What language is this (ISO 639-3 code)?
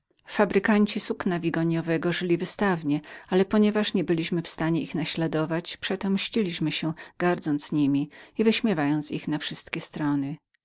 pol